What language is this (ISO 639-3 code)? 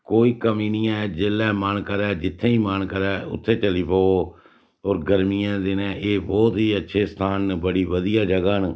doi